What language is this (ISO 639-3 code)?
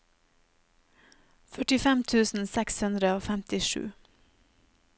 nor